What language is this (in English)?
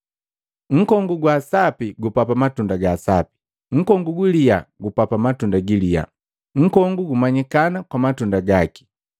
Matengo